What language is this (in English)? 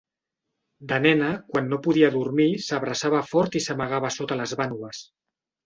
Catalan